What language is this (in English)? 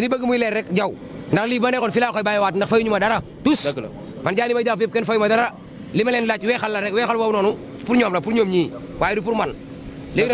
Indonesian